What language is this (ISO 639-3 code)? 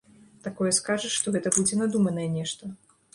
bel